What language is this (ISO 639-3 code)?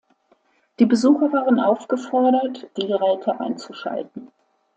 deu